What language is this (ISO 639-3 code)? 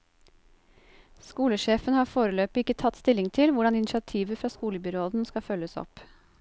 nor